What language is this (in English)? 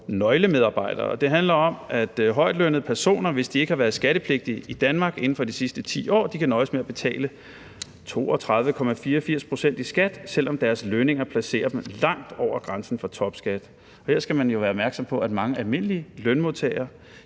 Danish